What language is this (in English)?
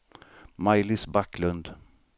Swedish